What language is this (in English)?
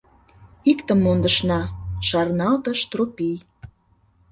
Mari